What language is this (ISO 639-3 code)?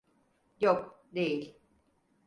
tur